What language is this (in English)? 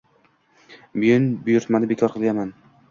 Uzbek